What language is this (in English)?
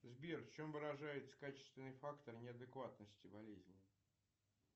Russian